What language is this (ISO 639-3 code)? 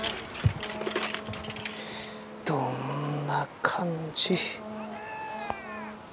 jpn